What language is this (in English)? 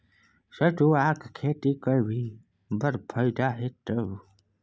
Maithili